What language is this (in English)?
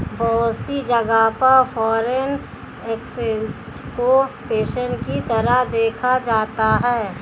Hindi